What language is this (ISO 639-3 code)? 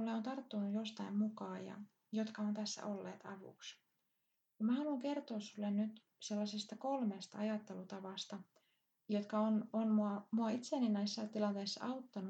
fin